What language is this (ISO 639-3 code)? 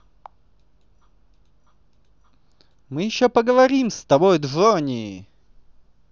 rus